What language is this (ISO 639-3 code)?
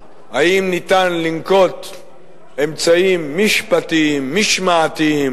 heb